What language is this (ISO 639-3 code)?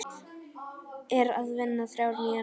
isl